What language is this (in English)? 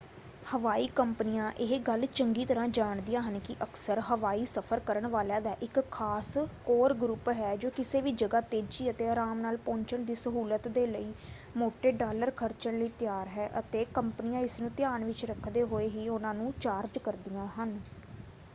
Punjabi